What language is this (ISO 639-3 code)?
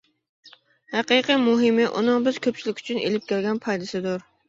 uig